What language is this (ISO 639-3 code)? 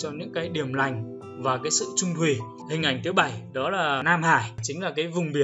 vie